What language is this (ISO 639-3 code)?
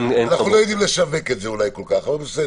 heb